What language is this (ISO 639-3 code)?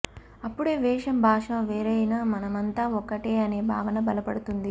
tel